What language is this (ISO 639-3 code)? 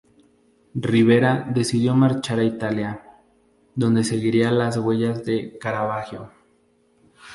spa